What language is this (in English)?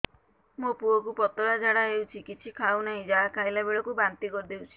Odia